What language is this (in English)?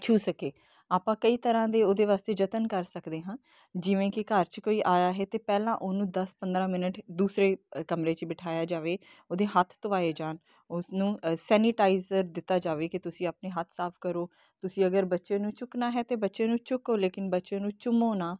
Punjabi